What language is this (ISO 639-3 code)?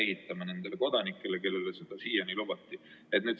est